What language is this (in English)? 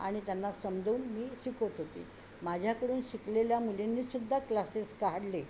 Marathi